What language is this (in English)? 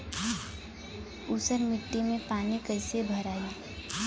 Bhojpuri